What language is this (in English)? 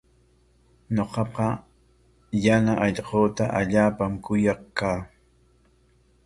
Corongo Ancash Quechua